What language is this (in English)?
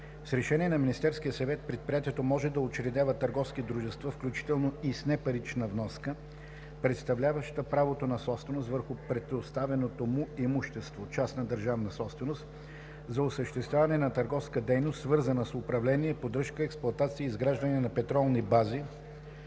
Bulgarian